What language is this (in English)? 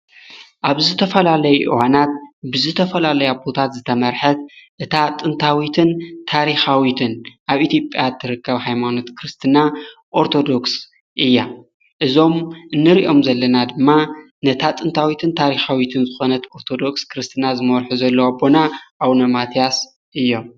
Tigrinya